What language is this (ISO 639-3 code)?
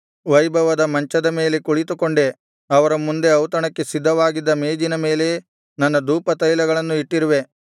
kan